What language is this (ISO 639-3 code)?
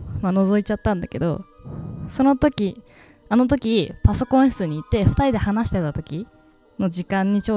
jpn